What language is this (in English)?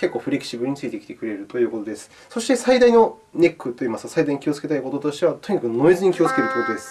Japanese